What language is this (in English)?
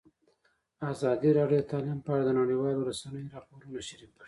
Pashto